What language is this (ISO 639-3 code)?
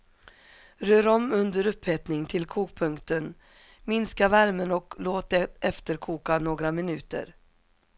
swe